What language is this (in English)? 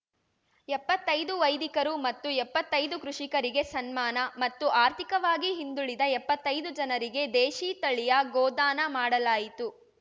Kannada